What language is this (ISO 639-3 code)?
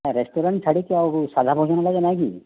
ori